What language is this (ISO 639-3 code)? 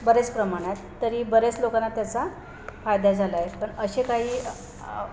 mar